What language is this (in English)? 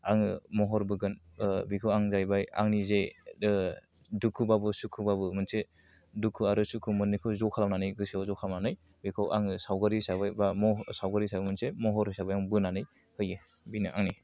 Bodo